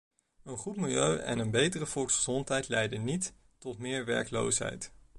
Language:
Dutch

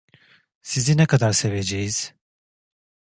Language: Turkish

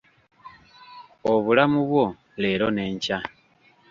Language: Ganda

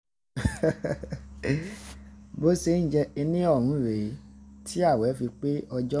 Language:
Yoruba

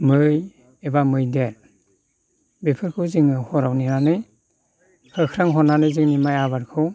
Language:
Bodo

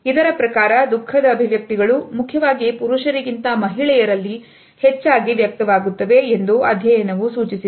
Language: Kannada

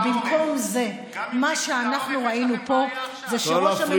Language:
Hebrew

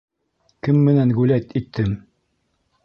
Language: Bashkir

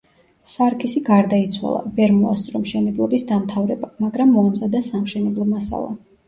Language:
Georgian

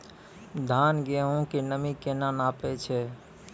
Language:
Maithili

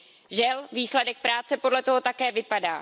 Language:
Czech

